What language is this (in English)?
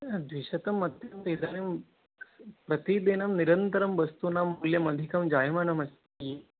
Sanskrit